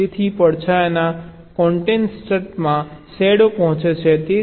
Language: Gujarati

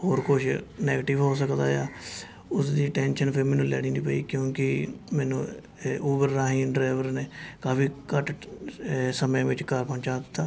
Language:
Punjabi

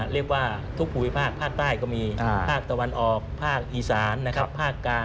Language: Thai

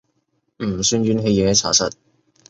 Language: Cantonese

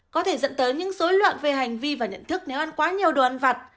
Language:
Vietnamese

